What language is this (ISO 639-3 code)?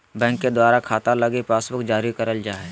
mag